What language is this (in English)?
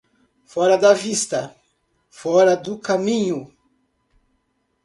Portuguese